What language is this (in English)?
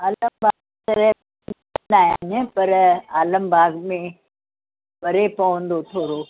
Sindhi